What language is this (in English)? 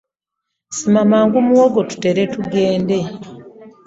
Ganda